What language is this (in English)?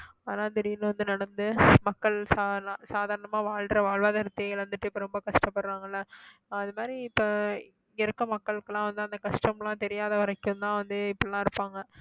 Tamil